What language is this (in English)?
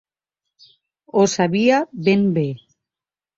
Catalan